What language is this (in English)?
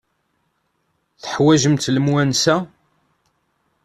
Kabyle